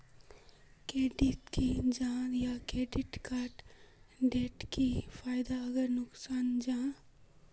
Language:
Magahi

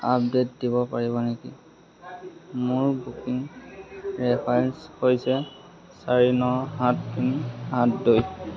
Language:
Assamese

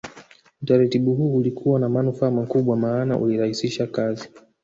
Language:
Swahili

